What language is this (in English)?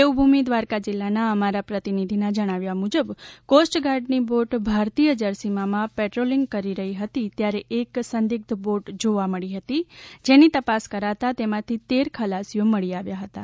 Gujarati